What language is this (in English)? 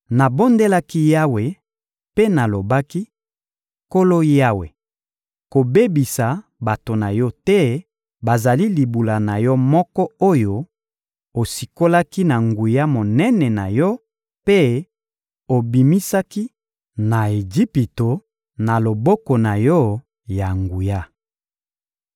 Lingala